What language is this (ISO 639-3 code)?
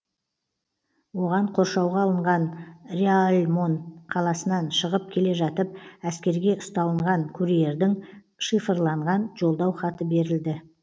kaz